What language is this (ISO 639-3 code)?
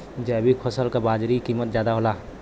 bho